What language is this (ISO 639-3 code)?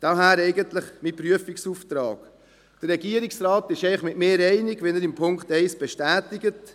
gsw